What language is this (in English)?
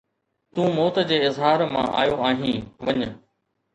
Sindhi